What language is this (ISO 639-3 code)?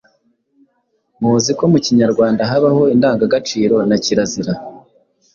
kin